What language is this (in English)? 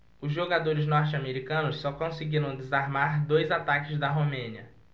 Portuguese